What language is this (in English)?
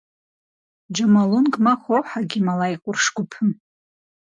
Kabardian